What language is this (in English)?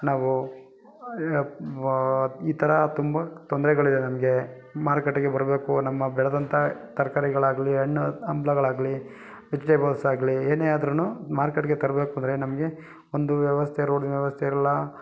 Kannada